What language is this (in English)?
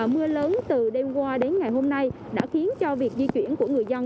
Vietnamese